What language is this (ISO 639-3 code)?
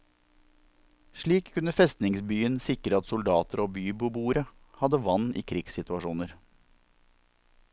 nor